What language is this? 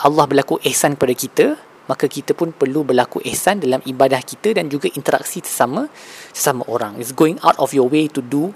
Malay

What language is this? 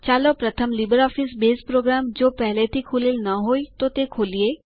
Gujarati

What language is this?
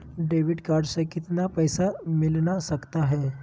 Magahi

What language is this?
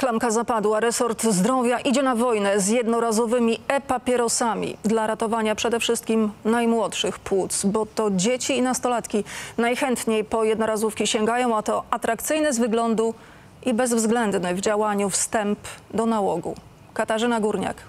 Polish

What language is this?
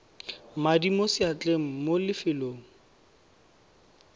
Tswana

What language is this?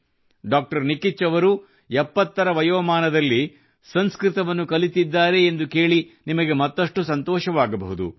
Kannada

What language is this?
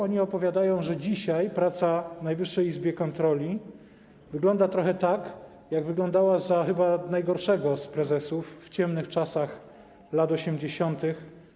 Polish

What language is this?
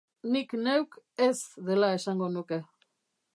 Basque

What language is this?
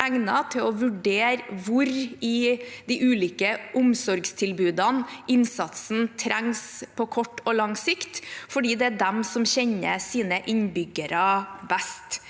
Norwegian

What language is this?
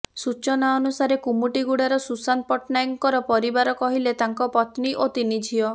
Odia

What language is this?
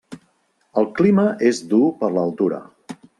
Catalan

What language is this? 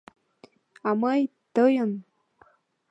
Mari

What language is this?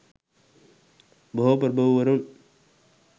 Sinhala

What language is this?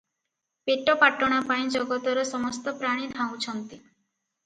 Odia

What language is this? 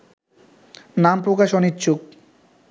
Bangla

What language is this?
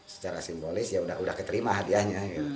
Indonesian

